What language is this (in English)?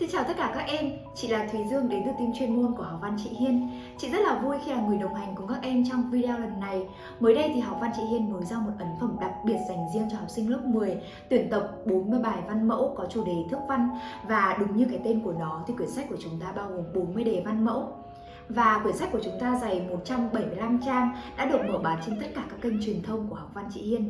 Vietnamese